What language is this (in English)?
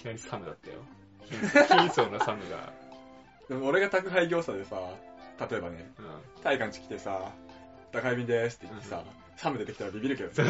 Japanese